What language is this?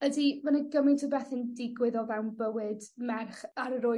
Welsh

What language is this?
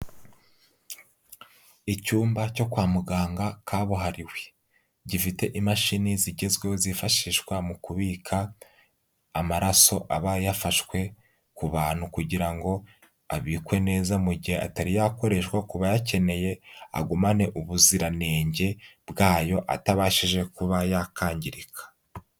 Kinyarwanda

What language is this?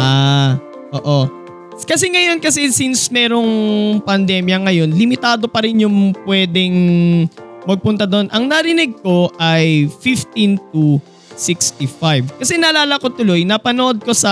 Filipino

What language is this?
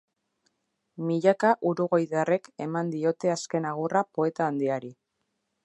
Basque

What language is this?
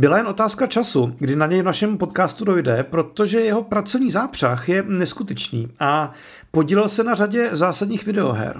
Czech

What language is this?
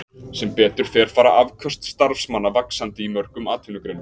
Icelandic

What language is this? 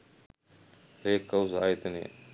Sinhala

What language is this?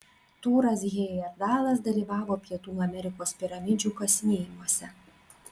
Lithuanian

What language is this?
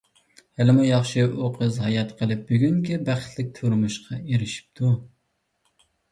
Uyghur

